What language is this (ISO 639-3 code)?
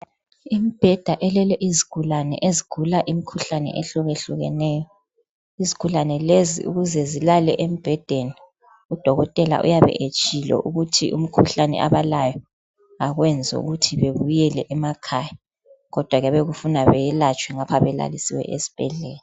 nde